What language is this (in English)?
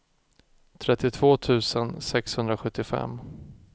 Swedish